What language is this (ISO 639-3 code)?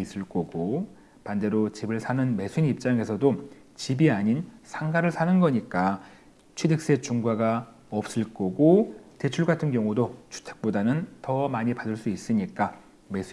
kor